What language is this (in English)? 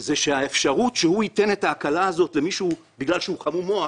Hebrew